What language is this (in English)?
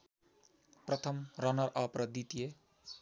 Nepali